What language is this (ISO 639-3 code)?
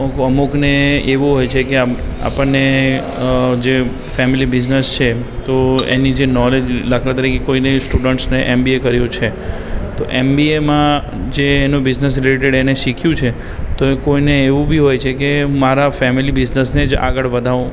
guj